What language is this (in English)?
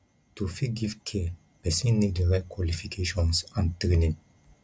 Nigerian Pidgin